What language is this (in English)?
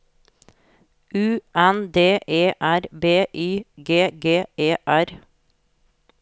Norwegian